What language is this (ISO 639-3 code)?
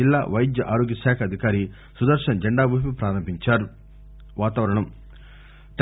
tel